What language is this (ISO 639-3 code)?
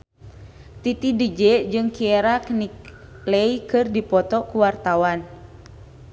sun